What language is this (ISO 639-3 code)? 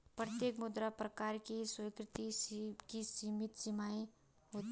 hin